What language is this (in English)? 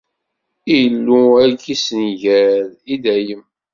Kabyle